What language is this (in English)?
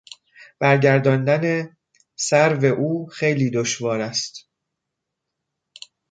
Persian